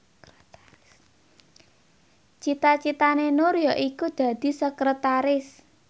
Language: Javanese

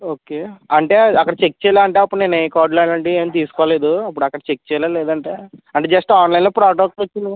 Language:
Telugu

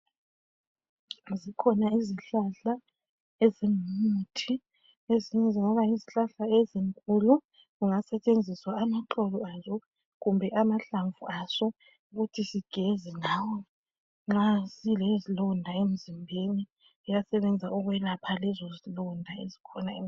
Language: North Ndebele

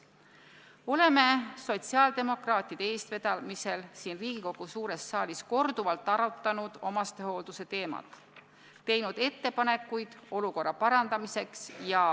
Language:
Estonian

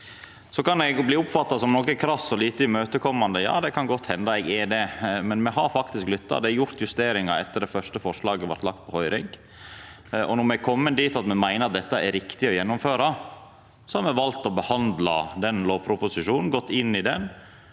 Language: Norwegian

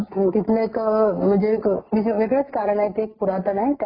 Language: Marathi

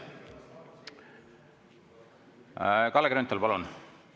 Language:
Estonian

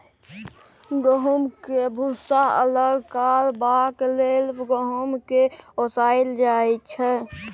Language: Maithili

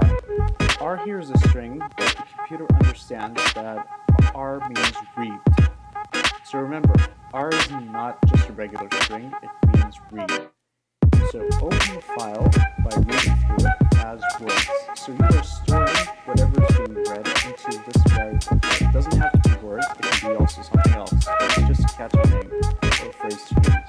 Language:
English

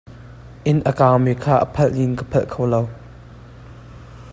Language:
Hakha Chin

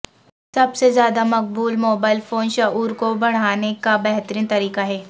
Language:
Urdu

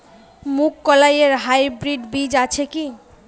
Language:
Bangla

